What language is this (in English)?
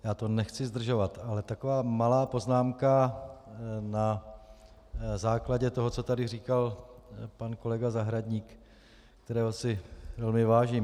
Czech